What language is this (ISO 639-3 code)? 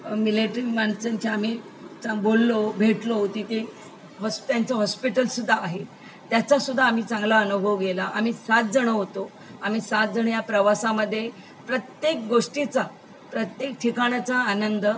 mar